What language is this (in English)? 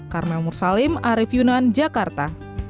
Indonesian